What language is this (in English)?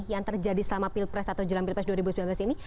Indonesian